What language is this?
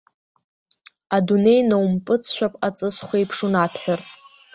Abkhazian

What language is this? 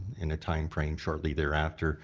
English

